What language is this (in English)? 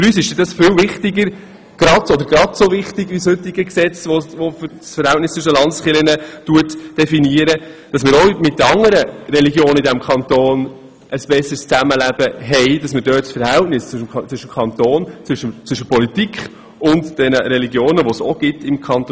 Swiss German